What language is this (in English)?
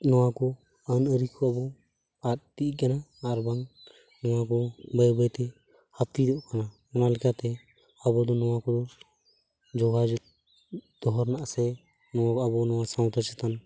Santali